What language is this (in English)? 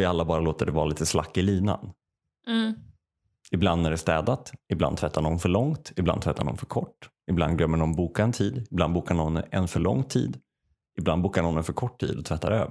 Swedish